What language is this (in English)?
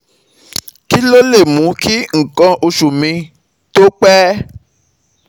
Yoruba